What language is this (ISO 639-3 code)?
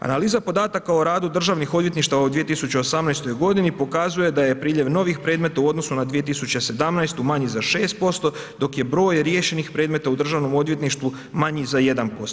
hrv